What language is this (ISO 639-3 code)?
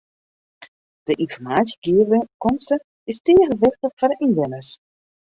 fry